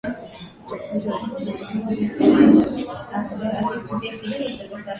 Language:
Swahili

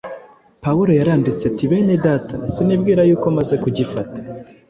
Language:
Kinyarwanda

